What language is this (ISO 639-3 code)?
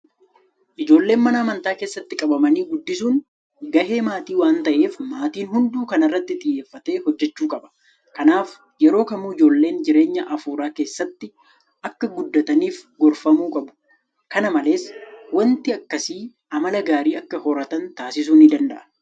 orm